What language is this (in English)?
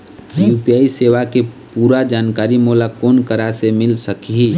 Chhattisgarhi